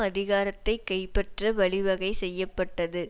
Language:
Tamil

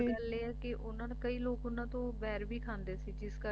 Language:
Punjabi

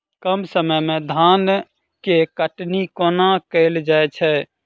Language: Maithili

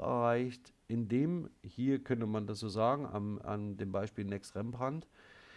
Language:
German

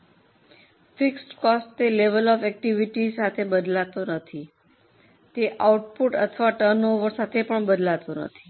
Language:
Gujarati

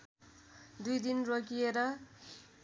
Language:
Nepali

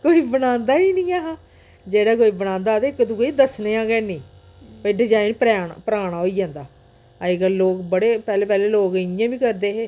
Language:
Dogri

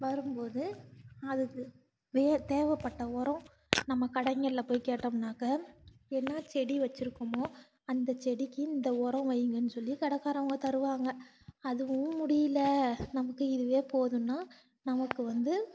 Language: Tamil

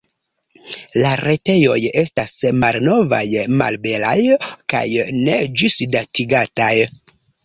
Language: Esperanto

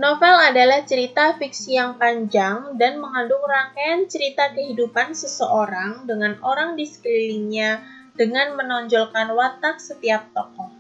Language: Indonesian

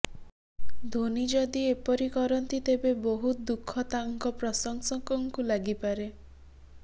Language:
Odia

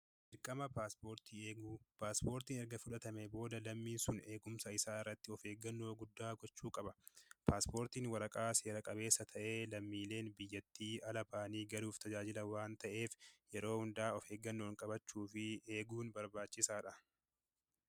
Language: Oromo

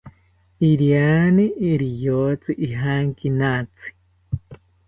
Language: South Ucayali Ashéninka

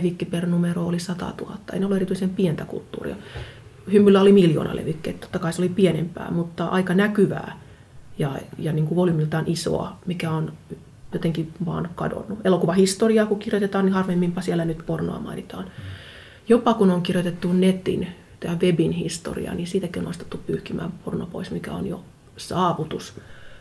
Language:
Finnish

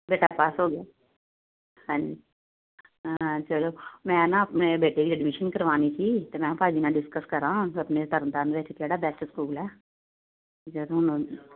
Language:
Punjabi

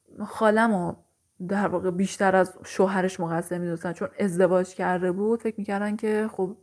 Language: Persian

